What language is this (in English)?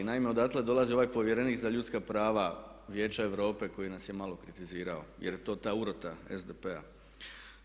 Croatian